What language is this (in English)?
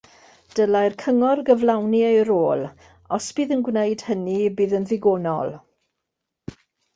Welsh